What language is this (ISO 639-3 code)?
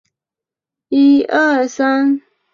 zho